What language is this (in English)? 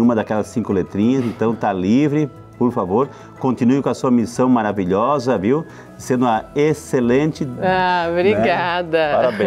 Portuguese